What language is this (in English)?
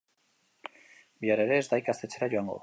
Basque